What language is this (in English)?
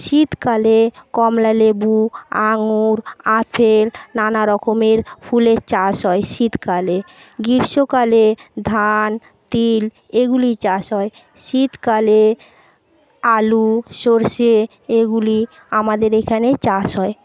Bangla